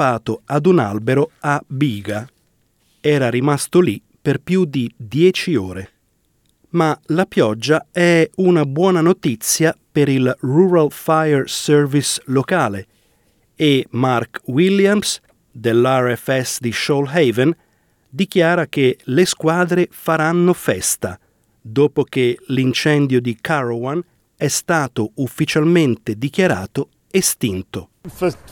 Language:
Italian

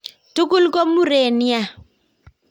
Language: Kalenjin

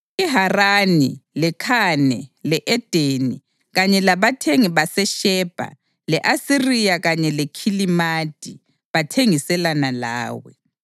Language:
North Ndebele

